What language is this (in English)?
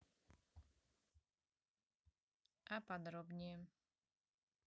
Russian